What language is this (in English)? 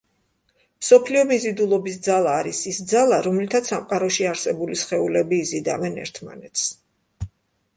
Georgian